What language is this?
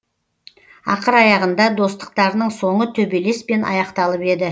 Kazakh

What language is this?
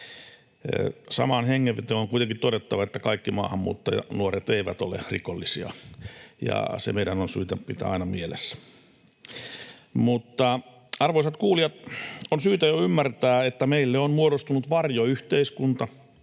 Finnish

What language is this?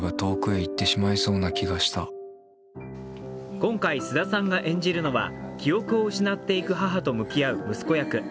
Japanese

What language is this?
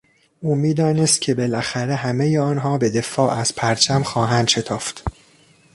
Persian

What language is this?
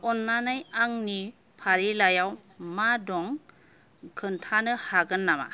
Bodo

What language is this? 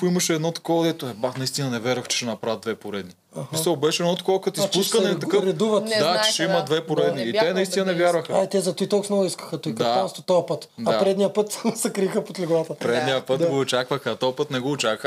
Bulgarian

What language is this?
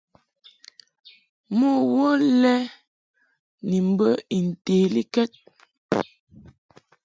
Mungaka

